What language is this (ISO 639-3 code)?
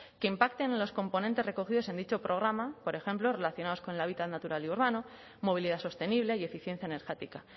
spa